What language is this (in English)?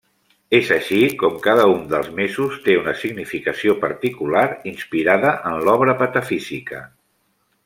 Catalan